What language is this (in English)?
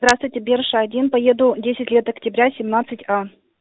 Russian